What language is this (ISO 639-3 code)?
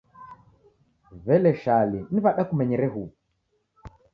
dav